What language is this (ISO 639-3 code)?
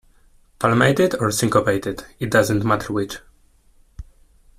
eng